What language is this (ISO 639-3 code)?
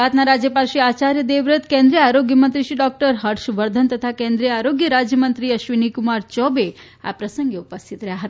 guj